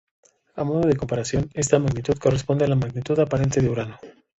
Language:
Spanish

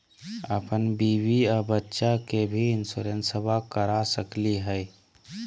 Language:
Magahi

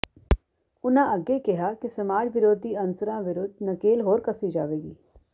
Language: Punjabi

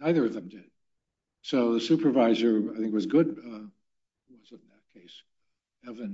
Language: English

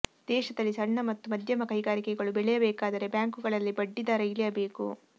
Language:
Kannada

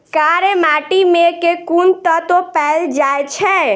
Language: Maithili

